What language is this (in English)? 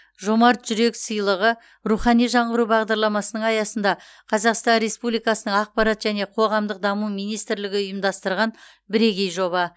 Kazakh